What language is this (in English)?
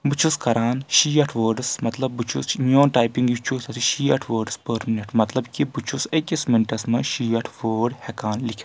Kashmiri